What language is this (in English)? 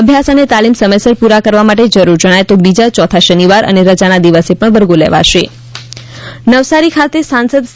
Gujarati